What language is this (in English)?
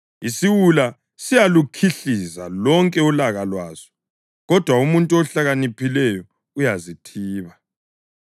North Ndebele